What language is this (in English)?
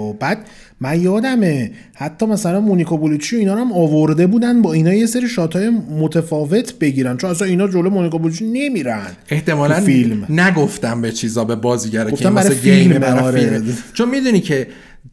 Persian